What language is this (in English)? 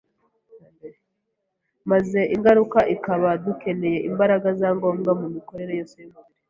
Kinyarwanda